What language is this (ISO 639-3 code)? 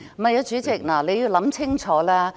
yue